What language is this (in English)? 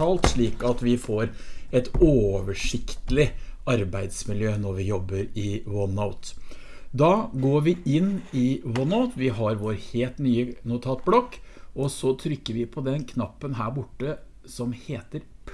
Norwegian